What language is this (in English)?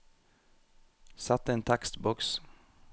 Norwegian